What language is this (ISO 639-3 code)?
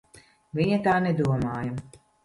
lav